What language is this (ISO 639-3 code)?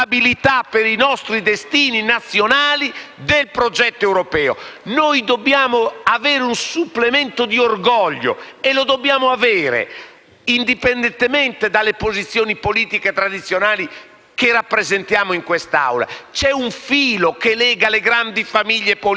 ita